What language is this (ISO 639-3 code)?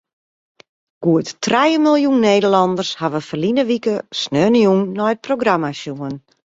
fry